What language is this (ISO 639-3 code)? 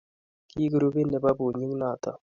kln